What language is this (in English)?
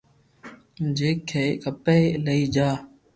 Loarki